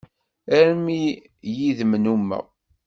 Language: Kabyle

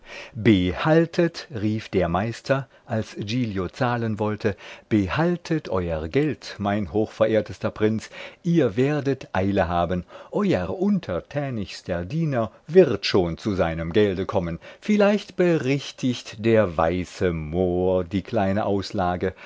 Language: German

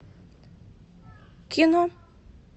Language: Russian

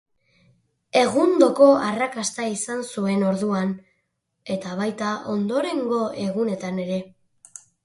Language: Basque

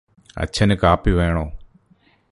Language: Malayalam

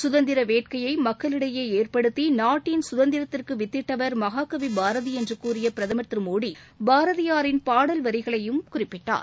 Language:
Tamil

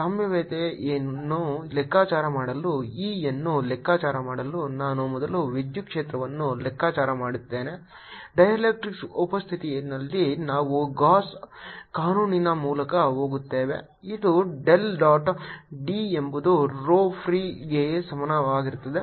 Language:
Kannada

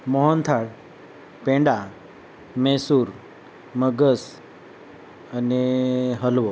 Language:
Gujarati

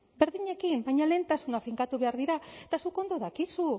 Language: Basque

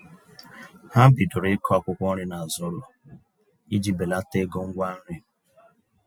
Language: Igbo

